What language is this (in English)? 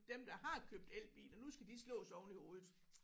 Danish